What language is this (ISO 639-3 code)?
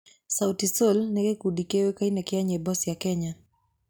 kik